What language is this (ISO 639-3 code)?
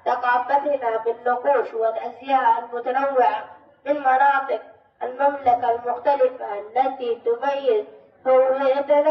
ara